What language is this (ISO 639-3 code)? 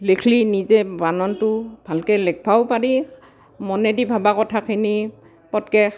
asm